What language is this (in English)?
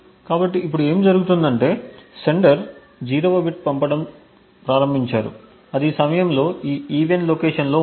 Telugu